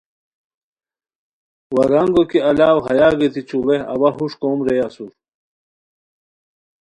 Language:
Khowar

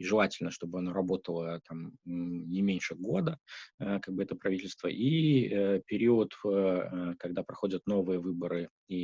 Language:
Russian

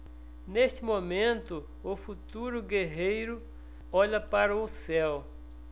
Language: Portuguese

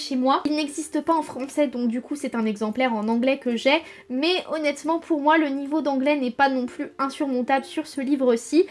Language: French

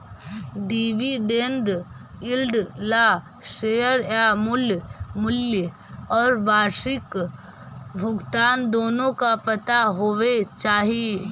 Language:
Magahi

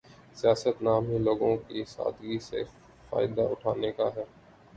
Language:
Urdu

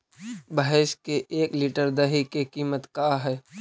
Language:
Magahi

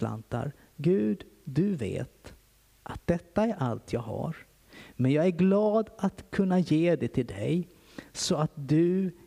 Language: Swedish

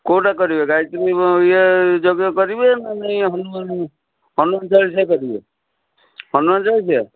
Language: Odia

